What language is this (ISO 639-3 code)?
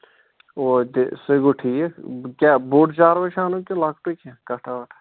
kas